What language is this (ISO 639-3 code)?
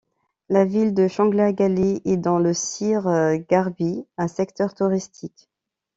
fra